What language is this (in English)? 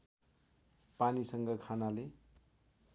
Nepali